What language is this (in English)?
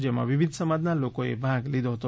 Gujarati